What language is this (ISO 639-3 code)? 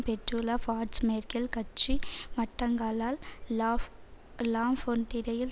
tam